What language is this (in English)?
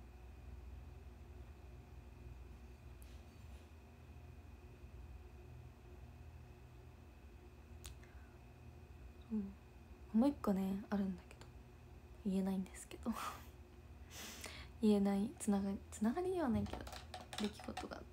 Japanese